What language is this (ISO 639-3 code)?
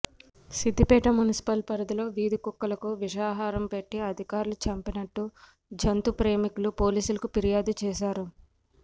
tel